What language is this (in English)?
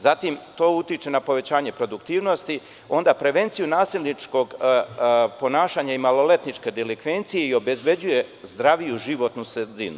Serbian